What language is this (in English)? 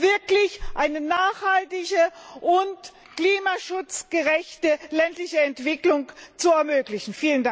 German